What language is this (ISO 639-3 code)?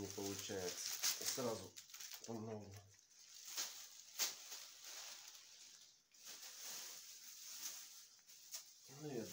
rus